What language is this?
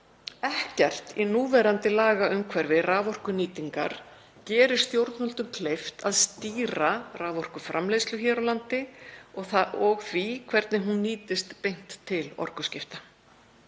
Icelandic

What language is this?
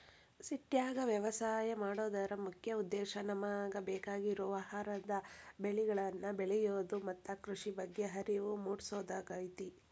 Kannada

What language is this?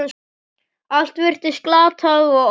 Icelandic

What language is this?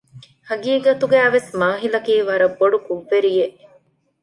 Divehi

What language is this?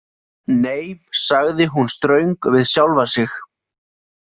Icelandic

